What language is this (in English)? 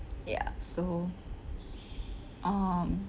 English